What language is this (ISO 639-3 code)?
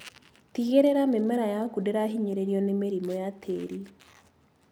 kik